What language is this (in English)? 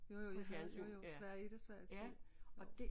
Danish